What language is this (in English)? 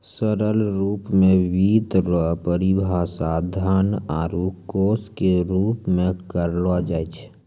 Maithili